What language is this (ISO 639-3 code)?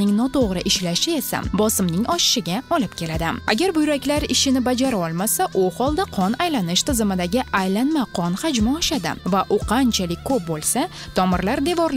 tur